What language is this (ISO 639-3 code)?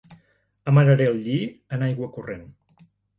cat